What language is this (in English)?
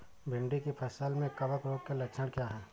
Hindi